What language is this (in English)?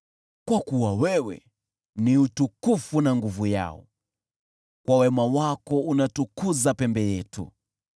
Swahili